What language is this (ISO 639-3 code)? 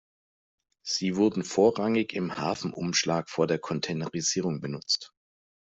deu